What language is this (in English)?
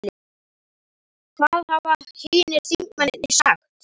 Icelandic